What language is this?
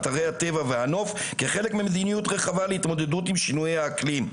Hebrew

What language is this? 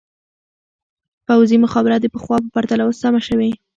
Pashto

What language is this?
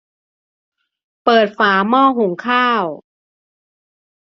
Thai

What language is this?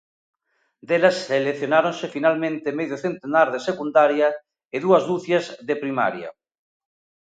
Galician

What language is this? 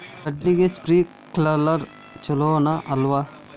Kannada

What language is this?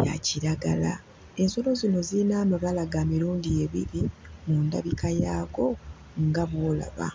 Ganda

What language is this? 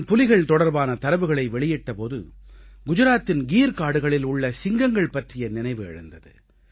Tamil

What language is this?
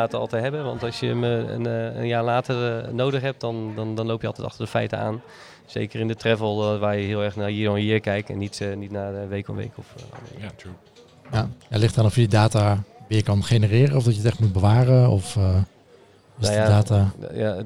Dutch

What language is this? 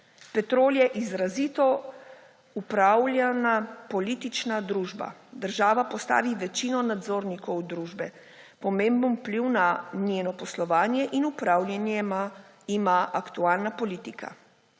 Slovenian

